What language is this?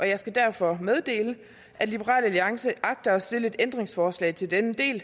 Danish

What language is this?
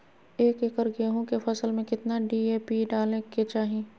Magahi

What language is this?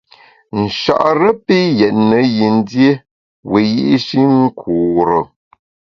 Bamun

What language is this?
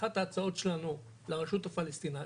Hebrew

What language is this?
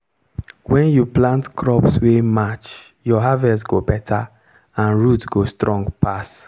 Nigerian Pidgin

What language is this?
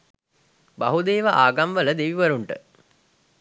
Sinhala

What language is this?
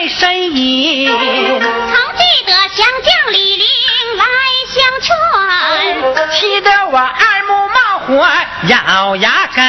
Chinese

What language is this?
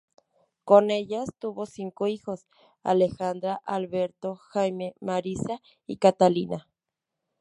Spanish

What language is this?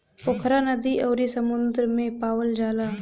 Bhojpuri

